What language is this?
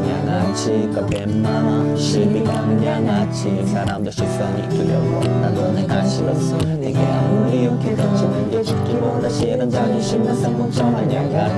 Italian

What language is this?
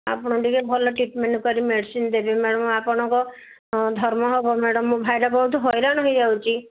Odia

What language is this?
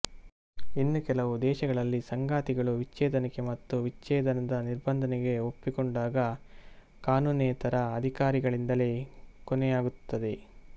Kannada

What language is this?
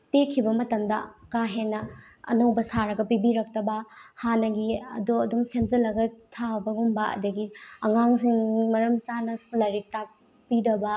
Manipuri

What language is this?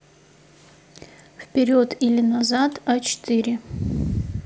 Russian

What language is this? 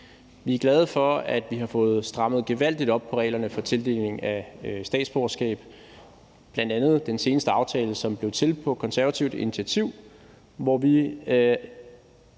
Danish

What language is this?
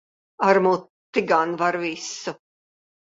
Latvian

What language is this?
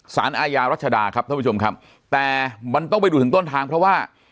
Thai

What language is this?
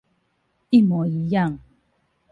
Chinese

